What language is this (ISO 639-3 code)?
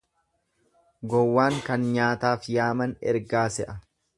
orm